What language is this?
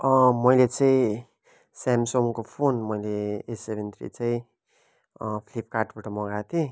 Nepali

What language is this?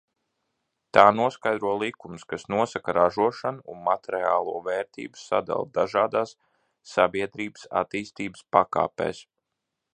Latvian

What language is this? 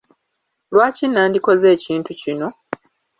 Ganda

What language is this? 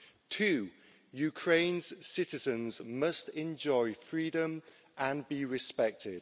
English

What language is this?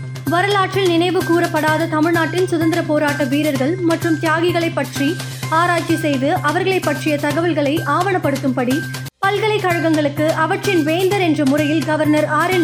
Tamil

